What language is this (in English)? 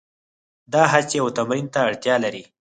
Pashto